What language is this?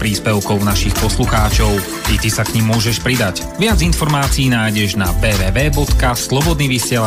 Slovak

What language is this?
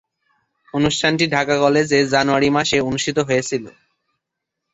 Bangla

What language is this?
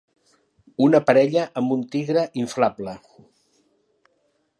Catalan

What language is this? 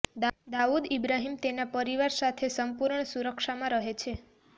Gujarati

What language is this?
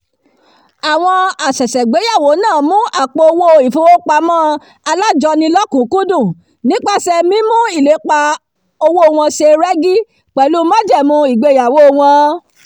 Yoruba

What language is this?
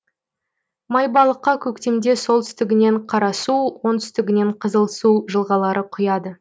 Kazakh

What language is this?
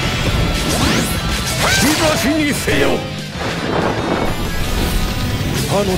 Japanese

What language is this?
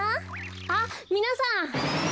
Japanese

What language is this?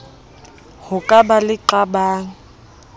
Southern Sotho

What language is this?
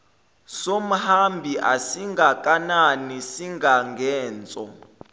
Zulu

